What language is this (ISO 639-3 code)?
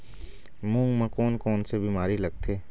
hne